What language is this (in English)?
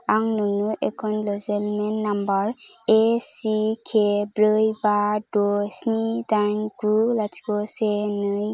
Bodo